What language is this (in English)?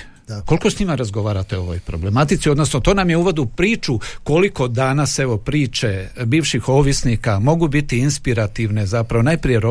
Croatian